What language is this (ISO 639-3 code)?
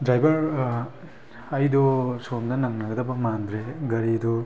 mni